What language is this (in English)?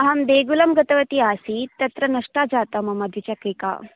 Sanskrit